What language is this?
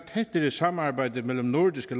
Danish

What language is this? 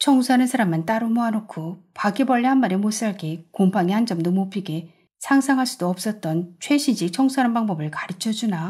Korean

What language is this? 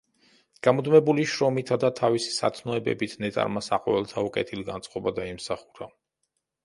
Georgian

